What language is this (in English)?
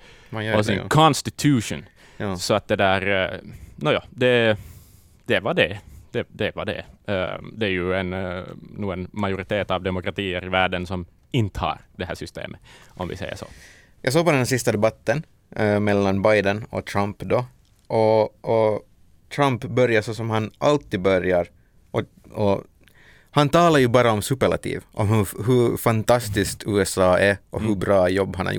Swedish